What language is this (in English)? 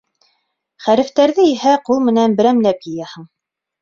Bashkir